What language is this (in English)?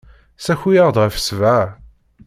Kabyle